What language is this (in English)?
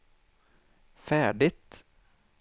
Swedish